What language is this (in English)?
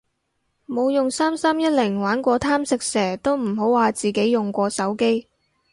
Cantonese